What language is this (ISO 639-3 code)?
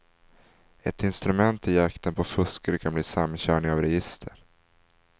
swe